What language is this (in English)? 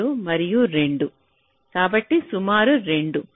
Telugu